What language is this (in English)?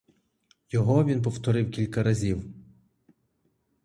Ukrainian